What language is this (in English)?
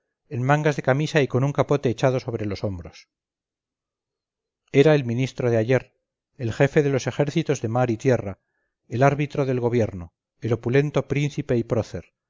Spanish